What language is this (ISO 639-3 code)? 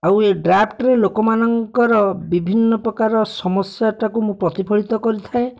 ori